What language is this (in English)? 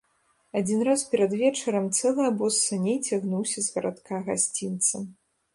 Belarusian